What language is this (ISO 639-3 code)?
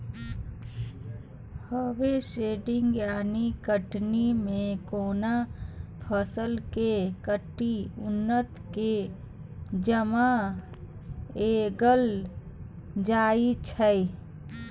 mai